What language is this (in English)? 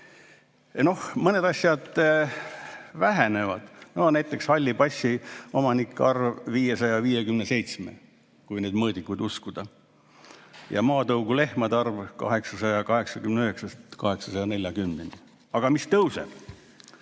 Estonian